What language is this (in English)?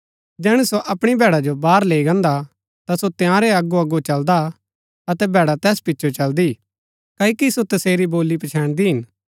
Gaddi